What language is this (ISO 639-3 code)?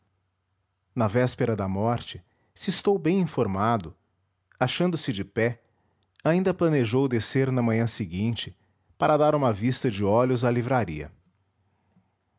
por